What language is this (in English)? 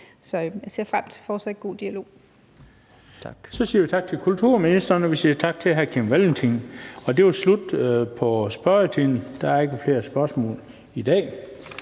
Danish